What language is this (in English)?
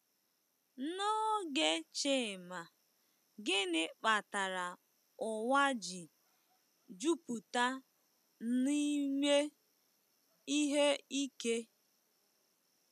Igbo